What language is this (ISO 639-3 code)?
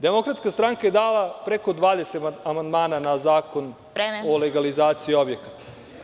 srp